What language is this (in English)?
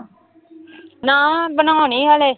Punjabi